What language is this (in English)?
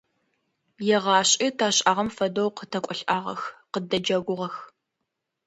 Adyghe